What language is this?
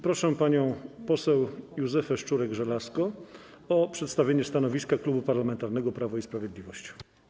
Polish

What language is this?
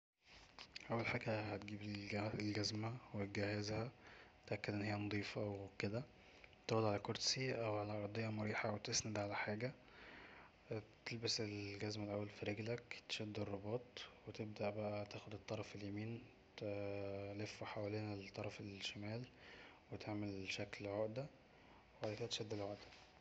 Egyptian Arabic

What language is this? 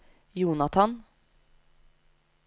Norwegian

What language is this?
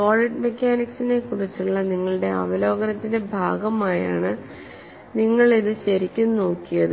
Malayalam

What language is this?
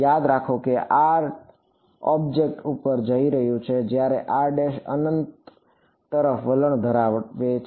Gujarati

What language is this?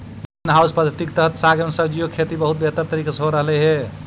Magahi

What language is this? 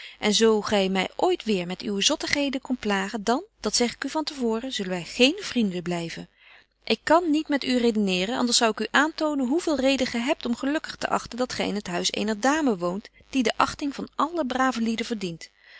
Dutch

